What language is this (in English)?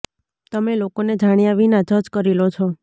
Gujarati